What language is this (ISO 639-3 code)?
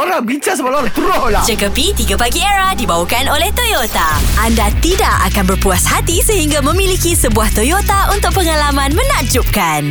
msa